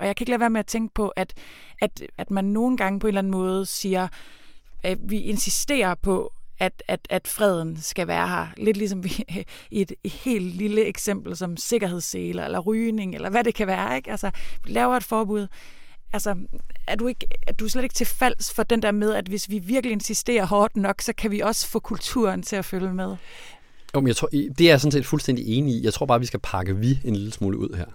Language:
Danish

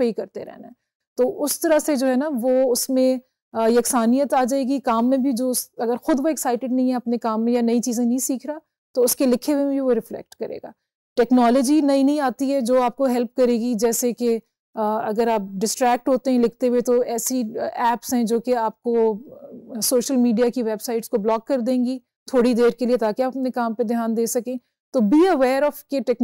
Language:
Hindi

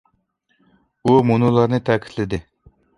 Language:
Uyghur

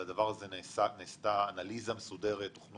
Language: Hebrew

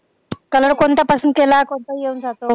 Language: Marathi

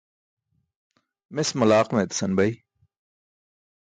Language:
Burushaski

